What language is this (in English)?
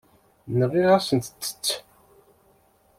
Kabyle